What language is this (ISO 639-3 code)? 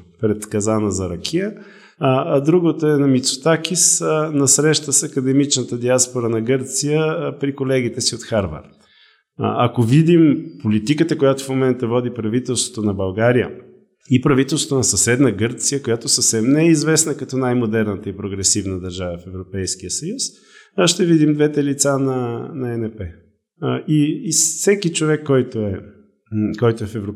bul